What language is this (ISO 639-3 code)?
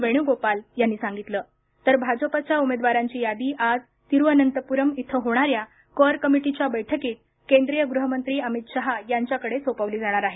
mar